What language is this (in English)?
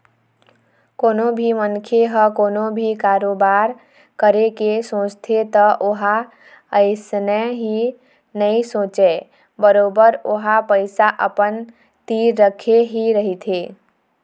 Chhattisgarhi